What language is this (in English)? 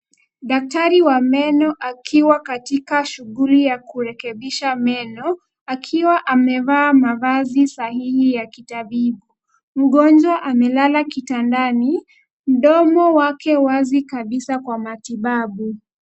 Swahili